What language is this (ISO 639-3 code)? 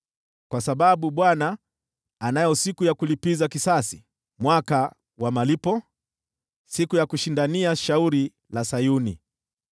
swa